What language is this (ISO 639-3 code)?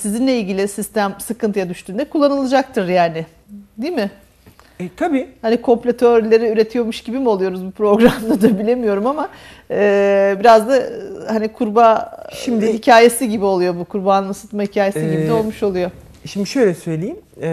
tur